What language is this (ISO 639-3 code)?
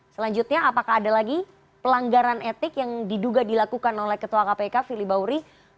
ind